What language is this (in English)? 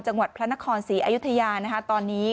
Thai